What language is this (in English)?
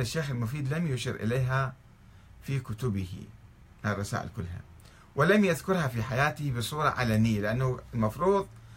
Arabic